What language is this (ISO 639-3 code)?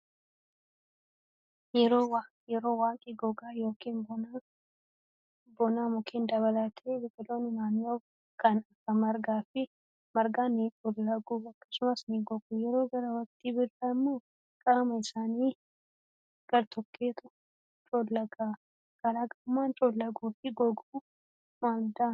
orm